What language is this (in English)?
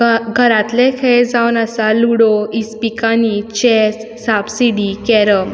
Konkani